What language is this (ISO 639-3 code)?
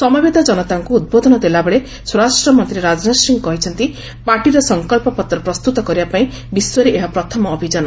ori